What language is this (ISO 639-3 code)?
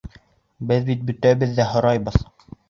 bak